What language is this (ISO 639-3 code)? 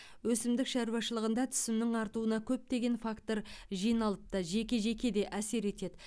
kaz